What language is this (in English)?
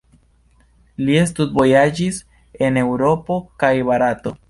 Esperanto